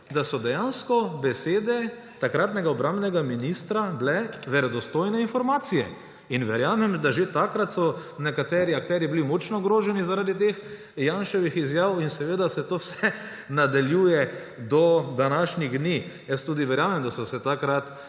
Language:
Slovenian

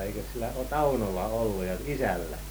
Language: Finnish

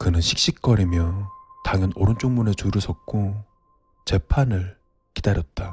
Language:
Korean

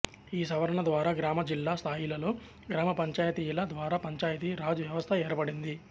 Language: Telugu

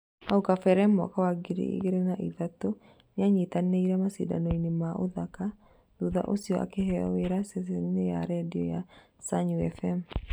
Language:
Kikuyu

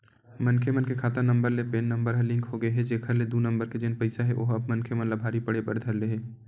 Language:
Chhattisgarhi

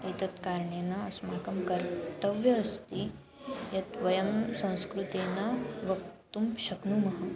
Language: Sanskrit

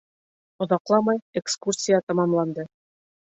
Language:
Bashkir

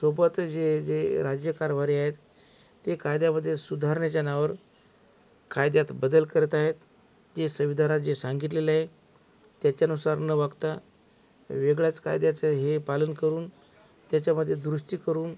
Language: Marathi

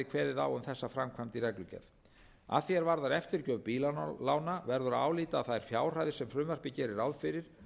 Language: Icelandic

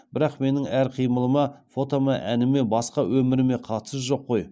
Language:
Kazakh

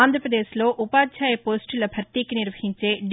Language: Telugu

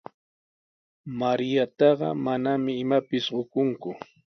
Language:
Sihuas Ancash Quechua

